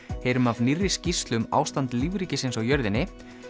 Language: Icelandic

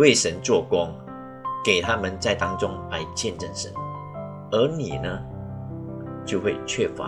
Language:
Chinese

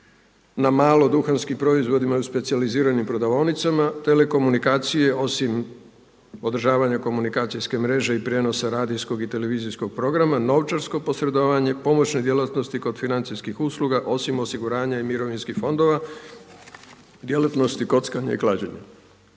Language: Croatian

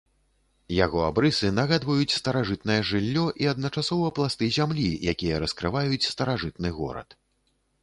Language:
Belarusian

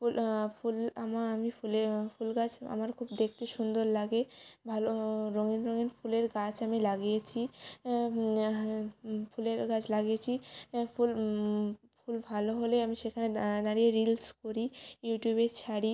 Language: Bangla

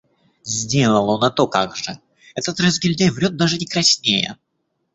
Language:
Russian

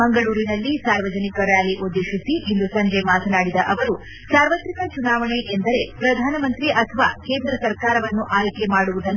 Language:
Kannada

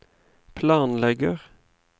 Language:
Norwegian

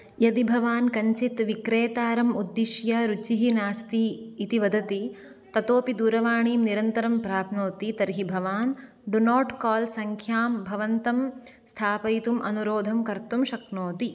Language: Sanskrit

